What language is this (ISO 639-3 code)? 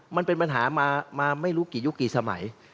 tha